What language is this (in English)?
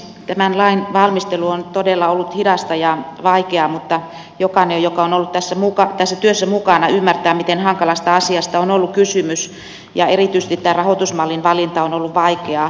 Finnish